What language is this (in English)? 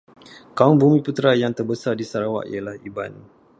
Malay